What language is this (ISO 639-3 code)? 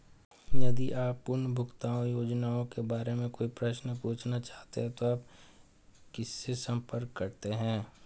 hin